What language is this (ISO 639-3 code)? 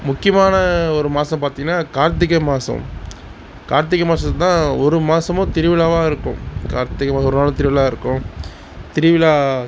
tam